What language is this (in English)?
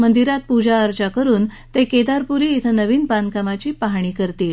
Marathi